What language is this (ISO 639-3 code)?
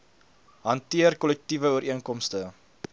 afr